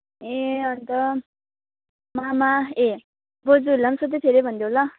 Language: Nepali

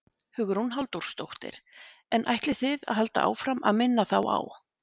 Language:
Icelandic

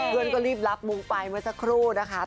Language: Thai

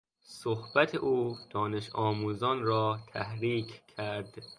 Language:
Persian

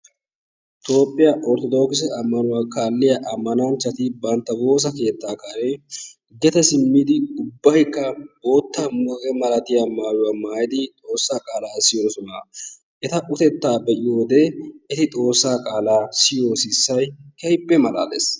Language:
Wolaytta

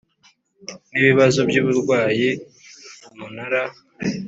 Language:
Kinyarwanda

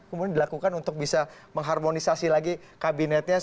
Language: Indonesian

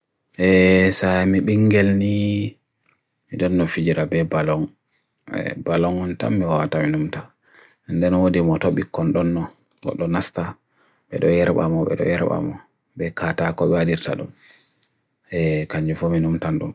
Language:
Bagirmi Fulfulde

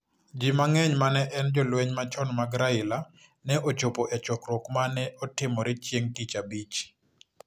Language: Luo (Kenya and Tanzania)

